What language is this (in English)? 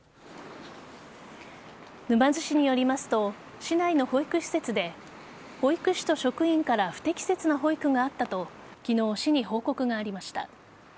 Japanese